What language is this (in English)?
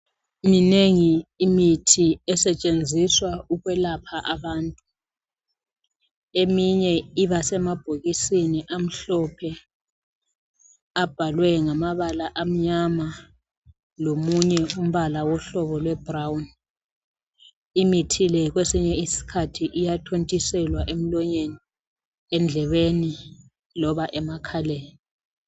North Ndebele